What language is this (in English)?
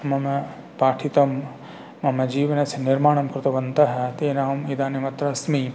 Sanskrit